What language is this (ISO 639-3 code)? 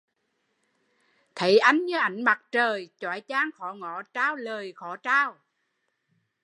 vie